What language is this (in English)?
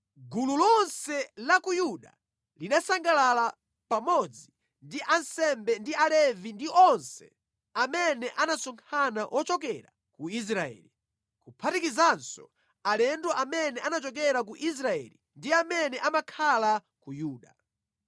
Nyanja